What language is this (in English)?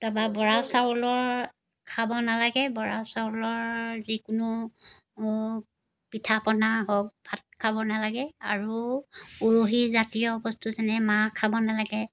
Assamese